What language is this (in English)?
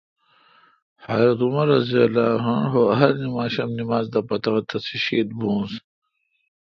Kalkoti